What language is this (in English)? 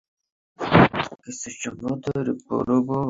Bangla